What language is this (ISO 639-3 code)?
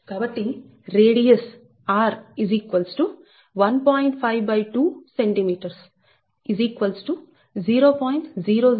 tel